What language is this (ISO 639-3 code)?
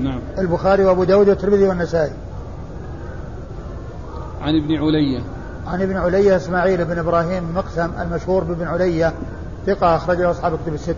ara